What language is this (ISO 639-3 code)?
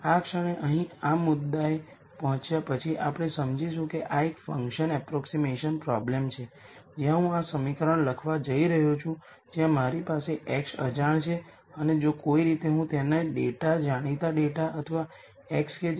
guj